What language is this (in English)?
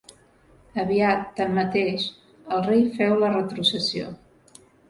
Catalan